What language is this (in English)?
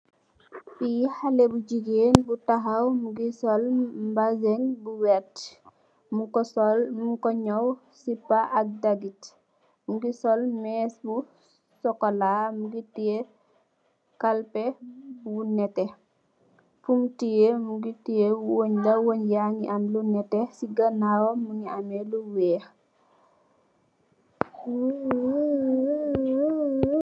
Wolof